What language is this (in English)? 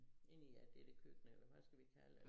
Danish